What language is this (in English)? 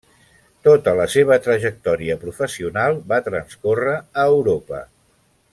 Catalan